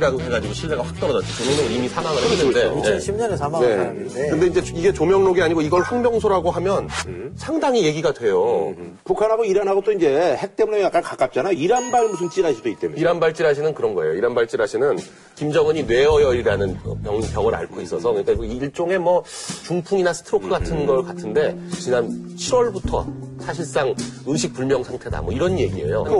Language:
Korean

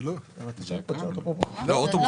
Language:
Hebrew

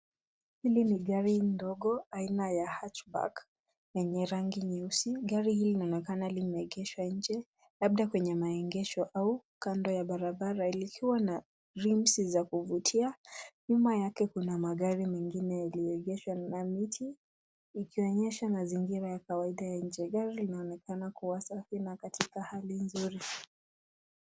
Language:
Swahili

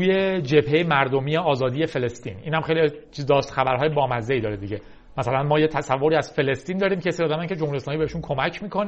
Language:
Persian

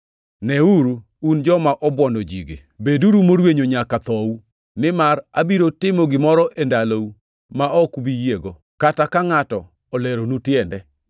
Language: Luo (Kenya and Tanzania)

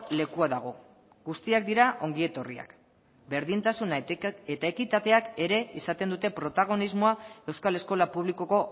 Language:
Basque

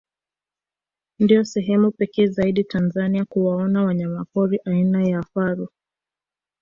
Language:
Swahili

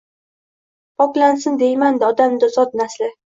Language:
Uzbek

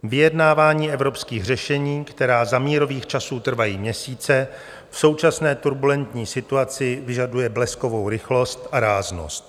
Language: Czech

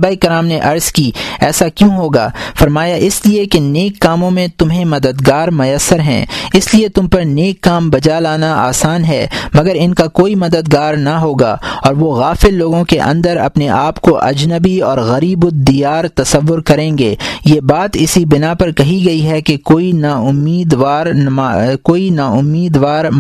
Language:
Urdu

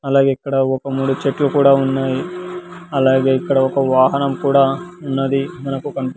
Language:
Telugu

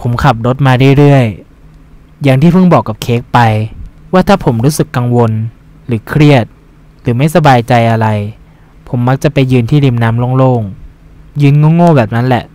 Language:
Thai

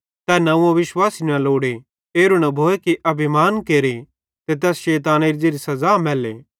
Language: Bhadrawahi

